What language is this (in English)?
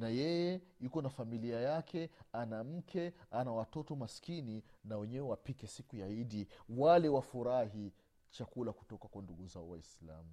Swahili